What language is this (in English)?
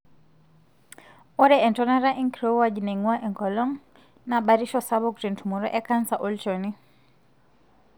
Masai